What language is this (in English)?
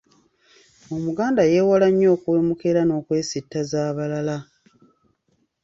Ganda